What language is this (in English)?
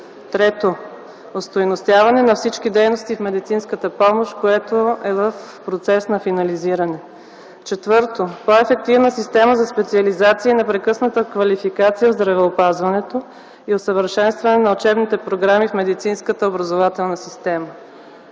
Bulgarian